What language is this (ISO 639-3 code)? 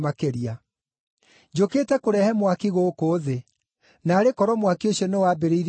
kik